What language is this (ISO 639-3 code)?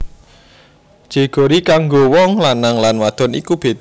jav